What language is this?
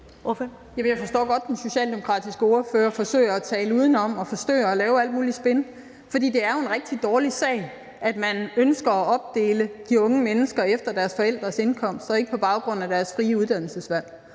Danish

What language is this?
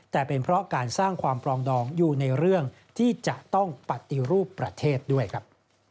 Thai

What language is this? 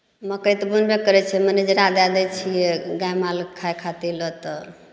Maithili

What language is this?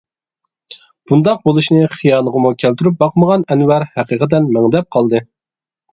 Uyghur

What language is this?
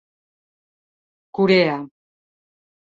Catalan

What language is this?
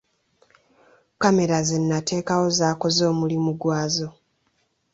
Ganda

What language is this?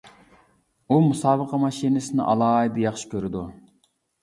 Uyghur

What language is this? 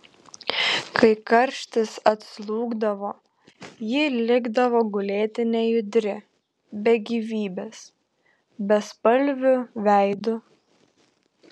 Lithuanian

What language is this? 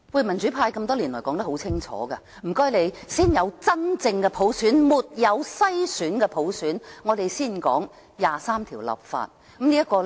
Cantonese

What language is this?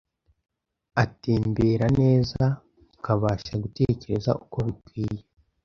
Kinyarwanda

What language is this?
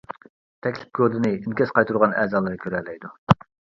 Uyghur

